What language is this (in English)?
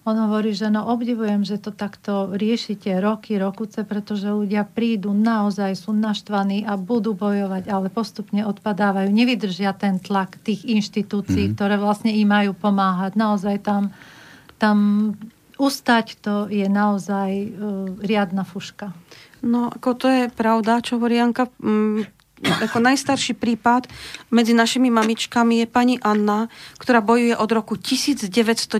Slovak